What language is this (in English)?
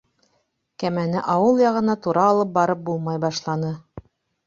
Bashkir